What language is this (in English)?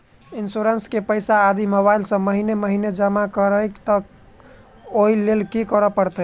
Maithili